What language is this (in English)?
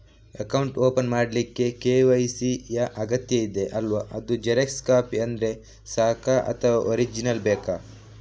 Kannada